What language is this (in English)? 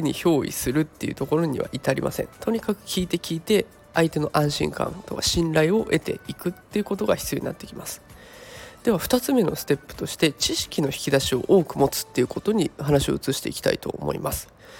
Japanese